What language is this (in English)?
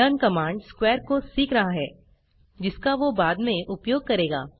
Hindi